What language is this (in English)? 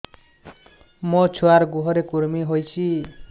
Odia